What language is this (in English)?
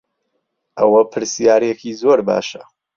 Central Kurdish